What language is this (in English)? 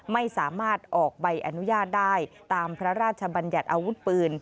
Thai